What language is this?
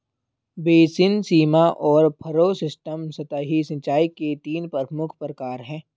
Hindi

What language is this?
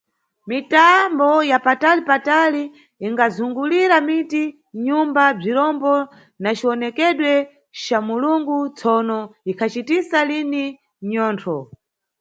Nyungwe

